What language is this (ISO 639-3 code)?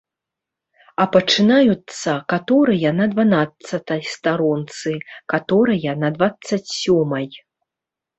bel